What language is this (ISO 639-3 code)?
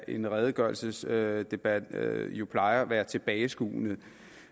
dan